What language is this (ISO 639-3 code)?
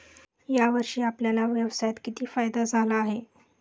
mar